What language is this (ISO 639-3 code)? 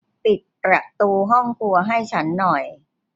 tha